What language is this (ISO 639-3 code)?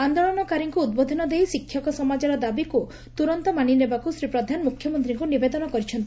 ori